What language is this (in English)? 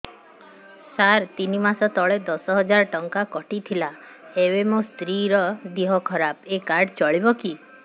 Odia